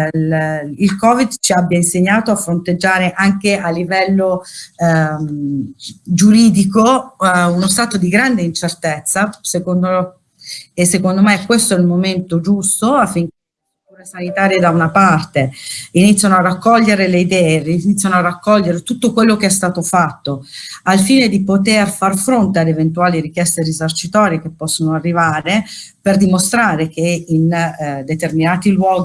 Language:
Italian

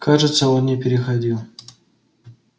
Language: Russian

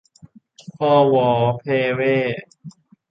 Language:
Thai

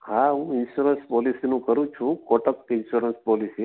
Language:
Gujarati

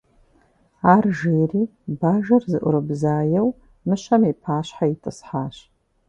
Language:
Kabardian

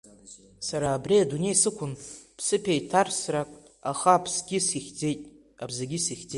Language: Abkhazian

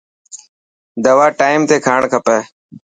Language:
Dhatki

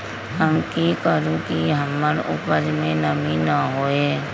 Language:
Magahi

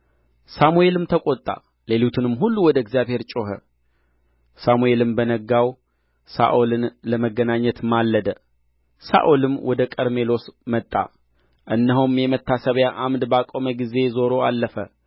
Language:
Amharic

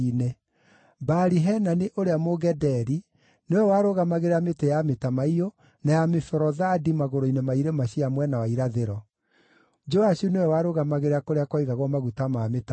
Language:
Kikuyu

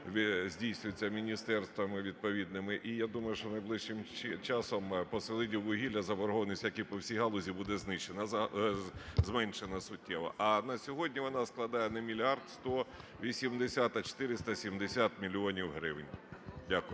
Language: Ukrainian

